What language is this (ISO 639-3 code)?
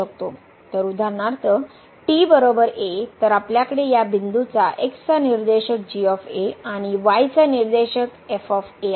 mar